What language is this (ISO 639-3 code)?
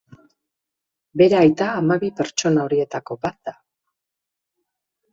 eus